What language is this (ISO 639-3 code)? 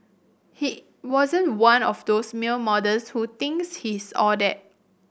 eng